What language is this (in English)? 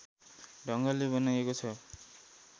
Nepali